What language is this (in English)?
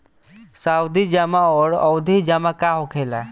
Bhojpuri